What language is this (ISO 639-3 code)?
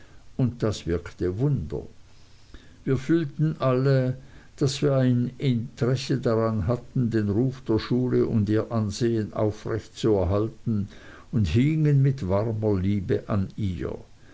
deu